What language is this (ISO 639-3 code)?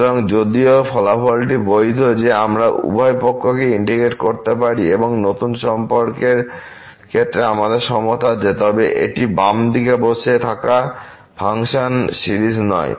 ben